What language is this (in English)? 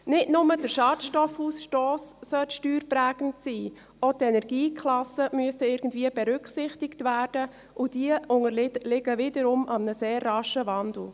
Swiss German